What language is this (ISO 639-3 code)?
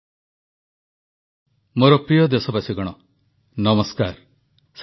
ori